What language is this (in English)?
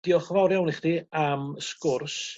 Welsh